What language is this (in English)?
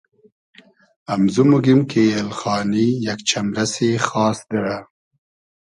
Hazaragi